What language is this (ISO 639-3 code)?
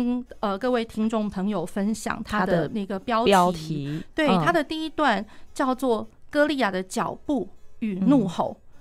zho